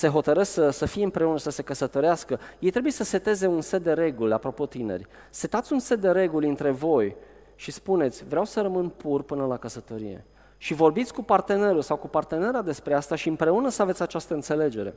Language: Romanian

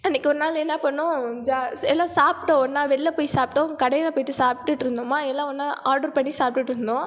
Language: Tamil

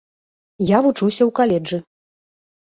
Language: Belarusian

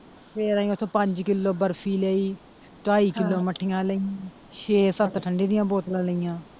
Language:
Punjabi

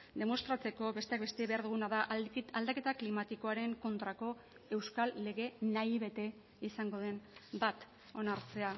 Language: Basque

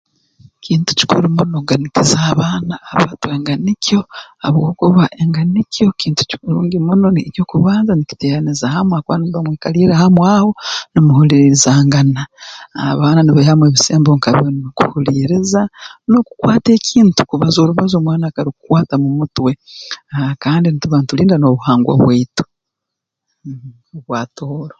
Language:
Tooro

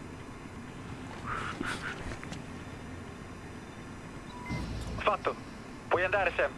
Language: Italian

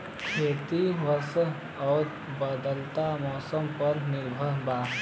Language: Bhojpuri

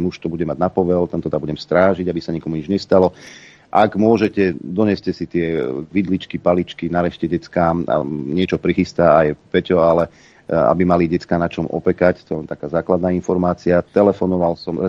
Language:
Slovak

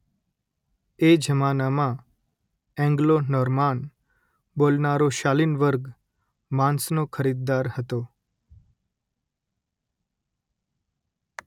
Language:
Gujarati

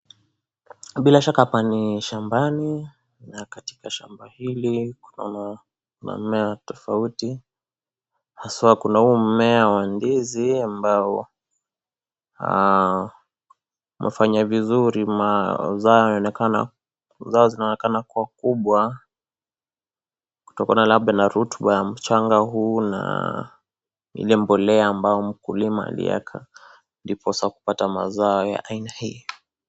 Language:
Swahili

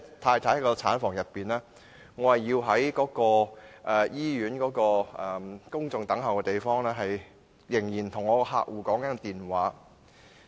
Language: Cantonese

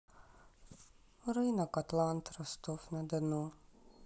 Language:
Russian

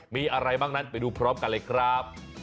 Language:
Thai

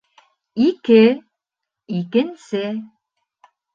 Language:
Bashkir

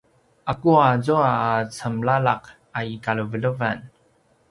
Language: Paiwan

